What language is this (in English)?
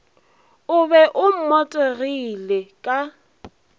Northern Sotho